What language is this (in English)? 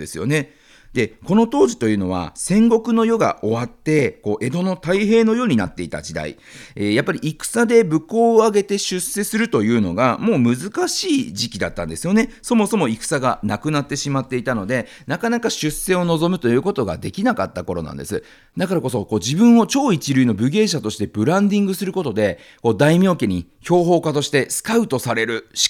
Japanese